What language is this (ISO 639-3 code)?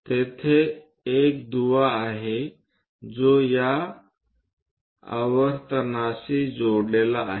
mar